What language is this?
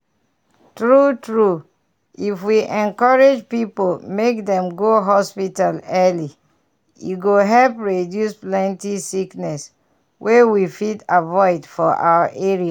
Nigerian Pidgin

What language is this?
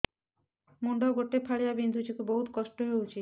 Odia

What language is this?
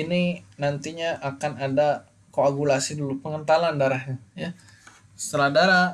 Indonesian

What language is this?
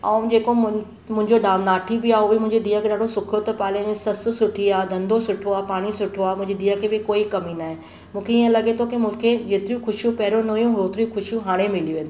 Sindhi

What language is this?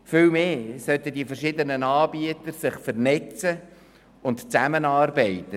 Swiss German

